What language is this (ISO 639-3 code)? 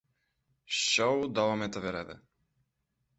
uzb